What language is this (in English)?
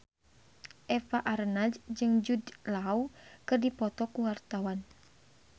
Sundanese